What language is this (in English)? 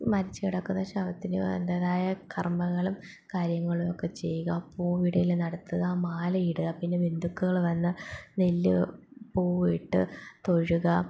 Malayalam